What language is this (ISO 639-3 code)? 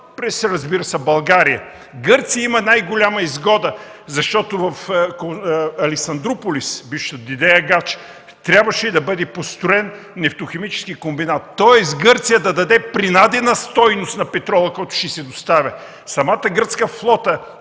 bul